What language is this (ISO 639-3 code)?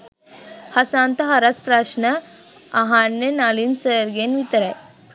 sin